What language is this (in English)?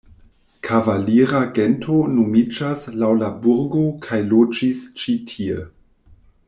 Esperanto